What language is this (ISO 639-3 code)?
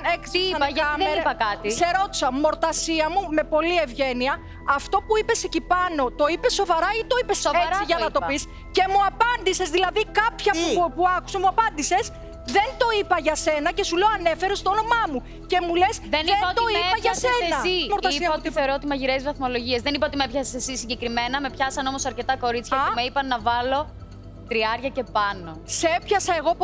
ell